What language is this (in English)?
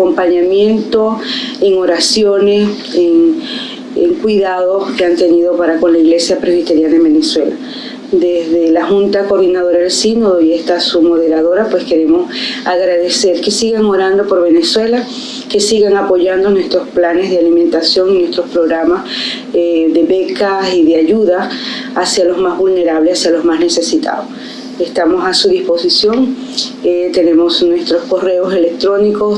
Spanish